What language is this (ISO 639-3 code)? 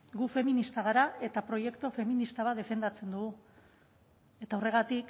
eus